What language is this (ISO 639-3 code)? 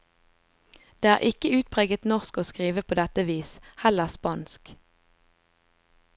nor